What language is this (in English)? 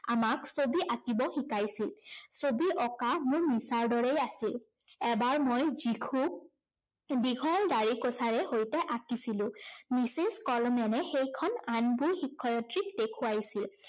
Assamese